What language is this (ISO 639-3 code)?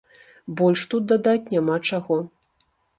bel